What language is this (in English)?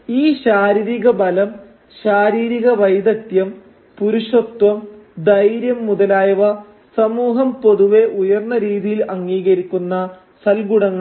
Malayalam